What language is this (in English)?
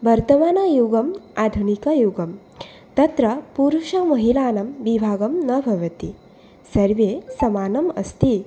Sanskrit